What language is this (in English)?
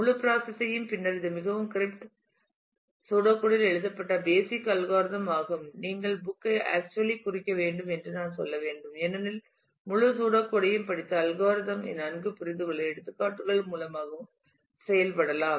Tamil